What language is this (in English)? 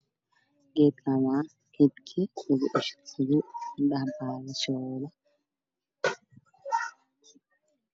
Somali